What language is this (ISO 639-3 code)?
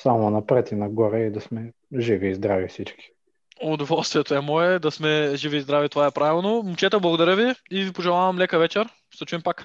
bul